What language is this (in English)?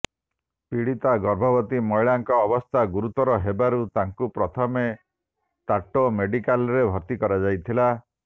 Odia